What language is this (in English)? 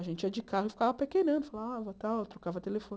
Portuguese